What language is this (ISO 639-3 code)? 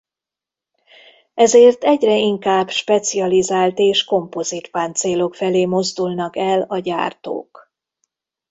hun